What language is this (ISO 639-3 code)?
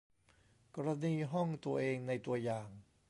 tha